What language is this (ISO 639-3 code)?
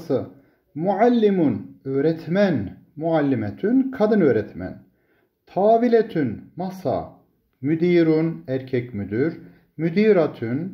tur